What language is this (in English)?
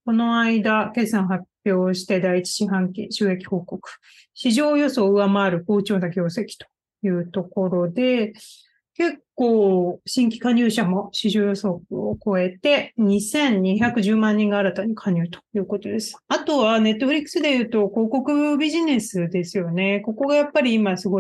Japanese